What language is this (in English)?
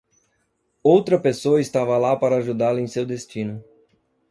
Portuguese